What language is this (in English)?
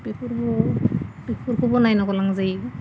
Bodo